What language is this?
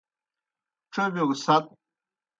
Kohistani Shina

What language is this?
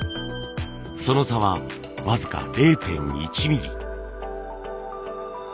Japanese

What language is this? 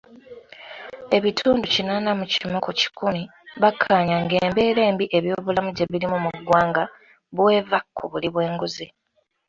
Ganda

